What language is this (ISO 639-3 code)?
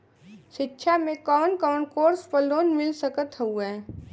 bho